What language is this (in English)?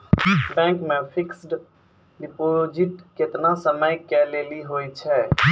Maithili